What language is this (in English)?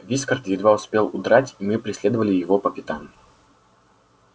Russian